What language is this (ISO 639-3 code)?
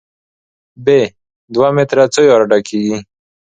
pus